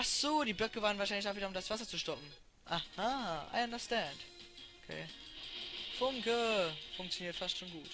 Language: German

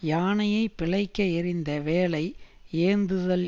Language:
Tamil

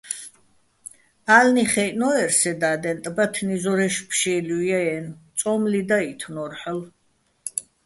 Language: Bats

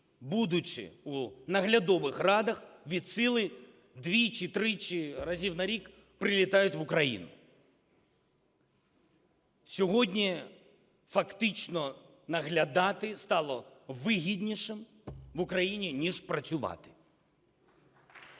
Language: Ukrainian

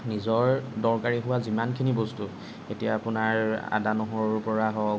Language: Assamese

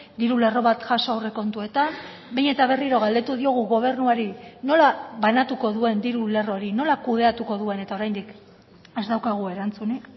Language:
Basque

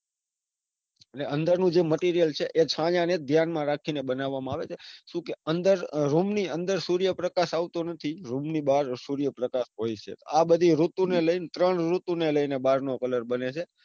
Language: Gujarati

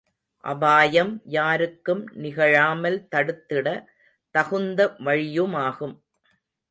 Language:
Tamil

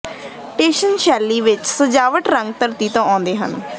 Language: Punjabi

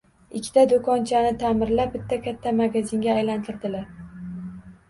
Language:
Uzbek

